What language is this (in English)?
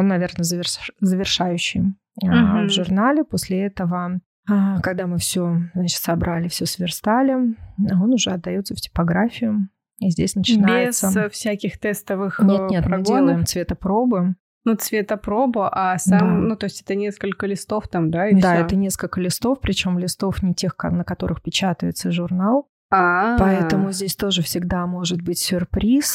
Russian